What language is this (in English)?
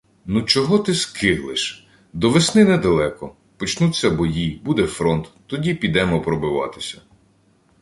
Ukrainian